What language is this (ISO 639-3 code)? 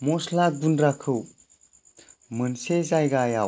brx